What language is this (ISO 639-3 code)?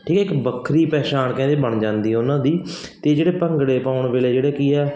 pan